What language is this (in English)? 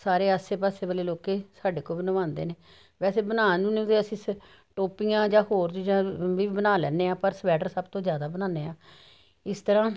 Punjabi